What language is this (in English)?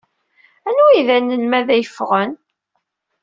Kabyle